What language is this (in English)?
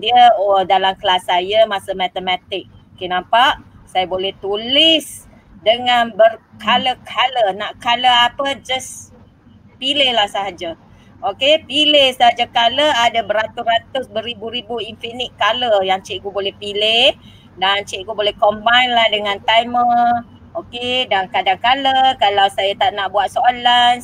Malay